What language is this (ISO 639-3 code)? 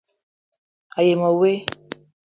eto